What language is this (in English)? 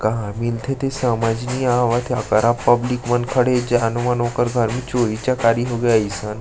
Chhattisgarhi